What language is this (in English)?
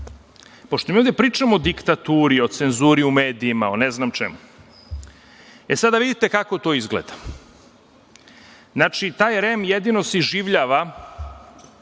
Serbian